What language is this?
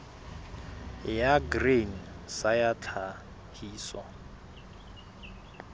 Southern Sotho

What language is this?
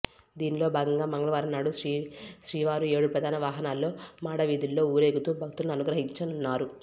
Telugu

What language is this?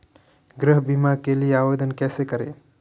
Hindi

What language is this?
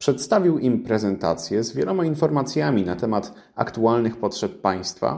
Polish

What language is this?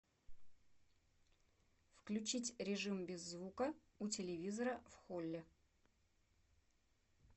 Russian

